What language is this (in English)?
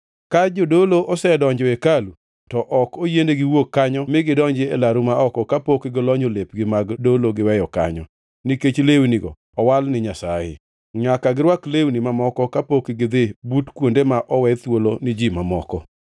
Luo (Kenya and Tanzania)